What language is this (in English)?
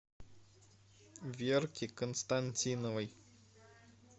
Russian